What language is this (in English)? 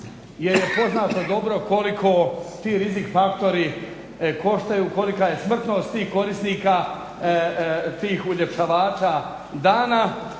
Croatian